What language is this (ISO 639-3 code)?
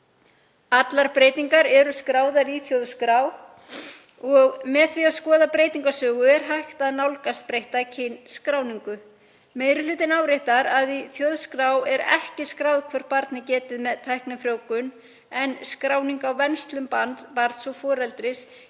isl